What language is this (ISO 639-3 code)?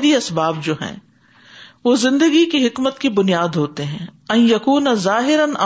urd